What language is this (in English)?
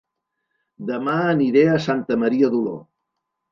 Catalan